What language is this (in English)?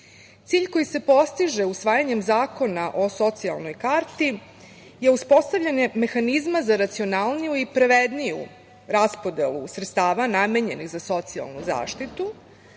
Serbian